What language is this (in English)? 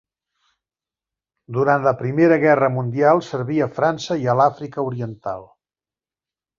Catalan